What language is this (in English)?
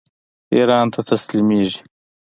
Pashto